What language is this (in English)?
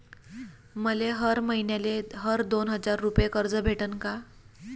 Marathi